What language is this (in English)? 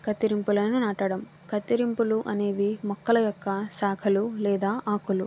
Telugu